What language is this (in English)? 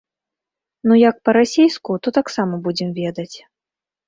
Belarusian